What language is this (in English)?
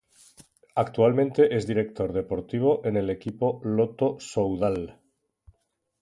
Spanish